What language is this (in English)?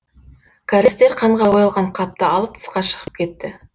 Kazakh